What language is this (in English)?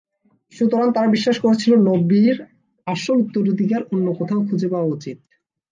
Bangla